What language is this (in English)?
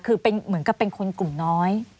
Thai